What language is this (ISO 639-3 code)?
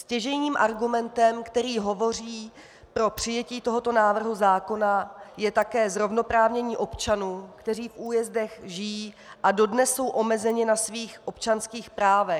ces